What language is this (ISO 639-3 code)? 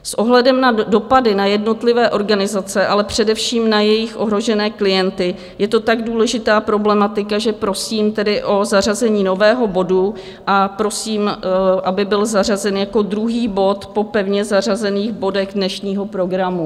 ces